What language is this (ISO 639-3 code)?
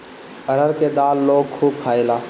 bho